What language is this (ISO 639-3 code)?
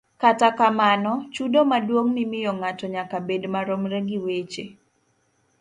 luo